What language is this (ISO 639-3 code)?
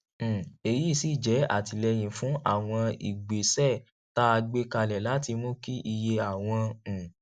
yor